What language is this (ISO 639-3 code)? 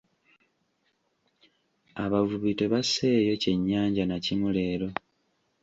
lug